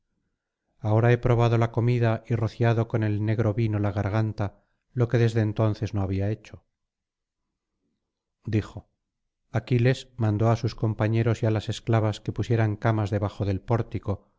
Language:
Spanish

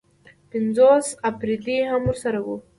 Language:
Pashto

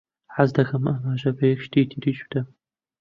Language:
Central Kurdish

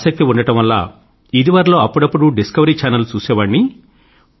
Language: Telugu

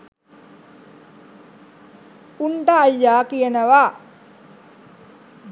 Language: Sinhala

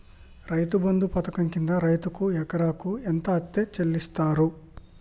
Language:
Telugu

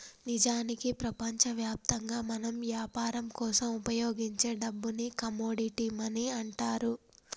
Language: Telugu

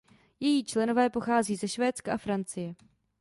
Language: Czech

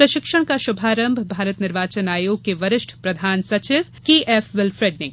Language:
Hindi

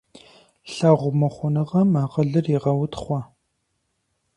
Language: Kabardian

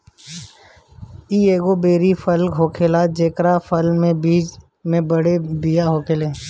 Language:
Bhojpuri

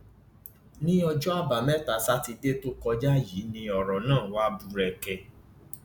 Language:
Yoruba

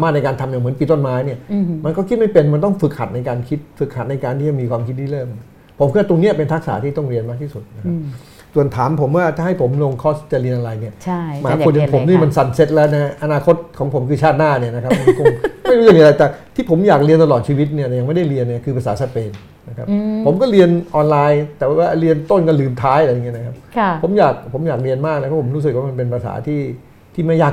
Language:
Thai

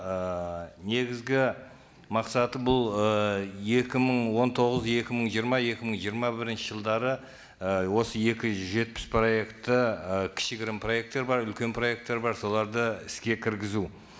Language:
Kazakh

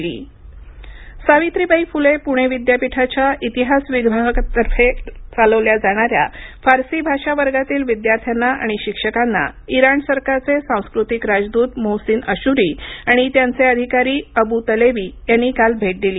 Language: Marathi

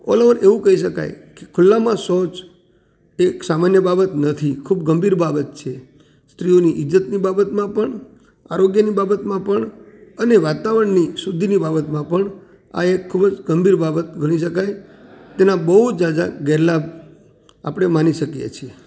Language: Gujarati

